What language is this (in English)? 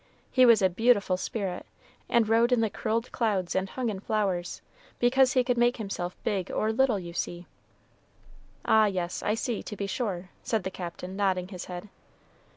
English